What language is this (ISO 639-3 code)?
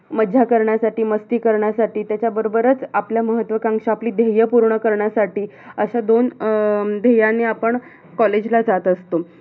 mar